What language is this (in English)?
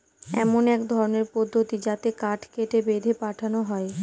Bangla